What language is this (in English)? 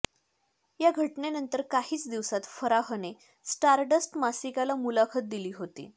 Marathi